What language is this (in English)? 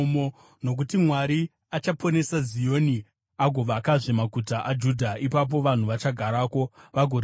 Shona